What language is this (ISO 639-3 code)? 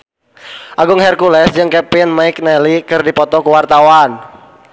sun